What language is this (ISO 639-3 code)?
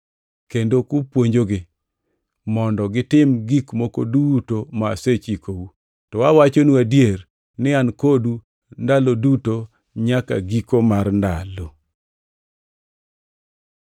luo